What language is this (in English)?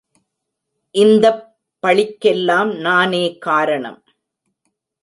Tamil